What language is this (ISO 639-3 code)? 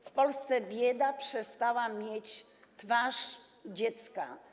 pol